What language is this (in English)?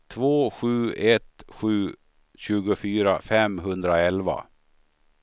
Swedish